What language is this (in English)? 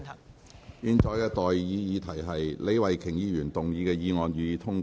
Cantonese